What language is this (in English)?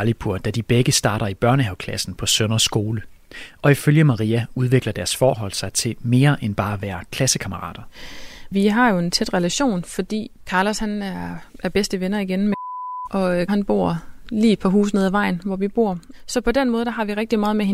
Danish